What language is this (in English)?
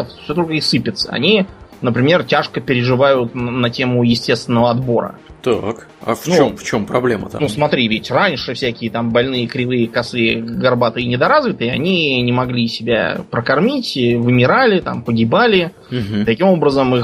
Russian